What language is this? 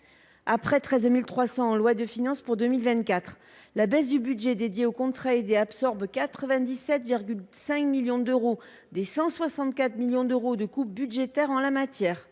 French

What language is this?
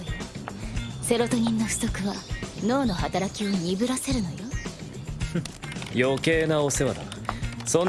Japanese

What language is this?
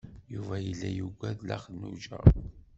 Kabyle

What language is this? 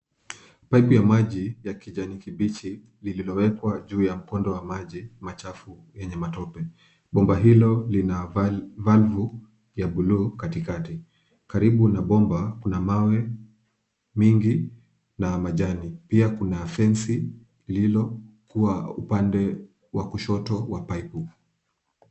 Swahili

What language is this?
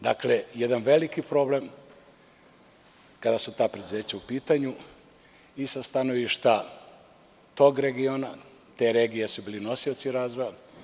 Serbian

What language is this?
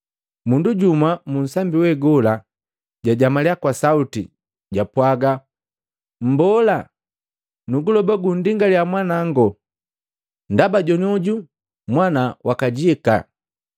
Matengo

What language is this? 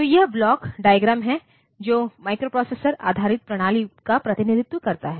Hindi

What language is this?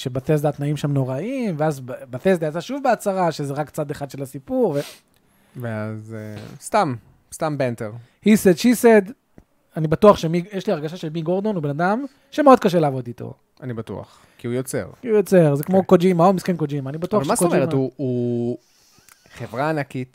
Hebrew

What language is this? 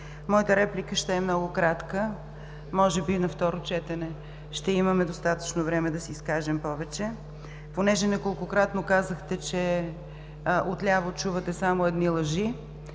Bulgarian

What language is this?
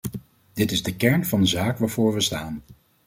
Dutch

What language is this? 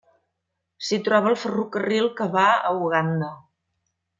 Catalan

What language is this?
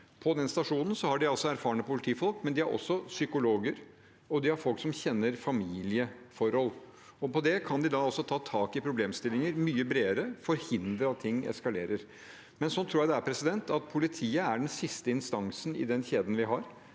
Norwegian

